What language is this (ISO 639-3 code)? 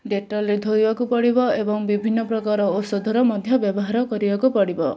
ori